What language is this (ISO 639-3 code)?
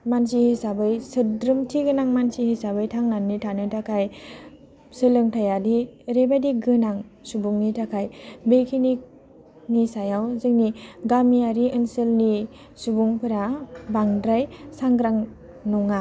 brx